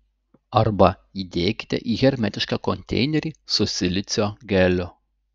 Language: Lithuanian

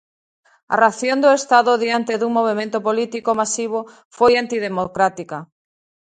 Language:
Galician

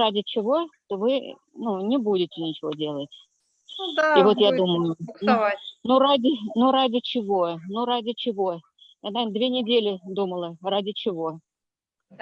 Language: Russian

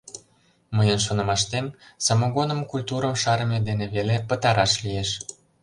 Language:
Mari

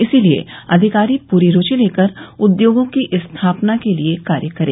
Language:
Hindi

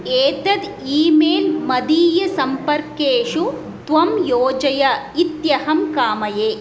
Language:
Sanskrit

